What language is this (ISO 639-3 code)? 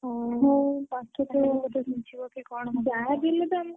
ori